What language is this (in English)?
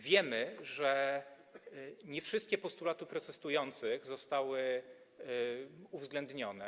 Polish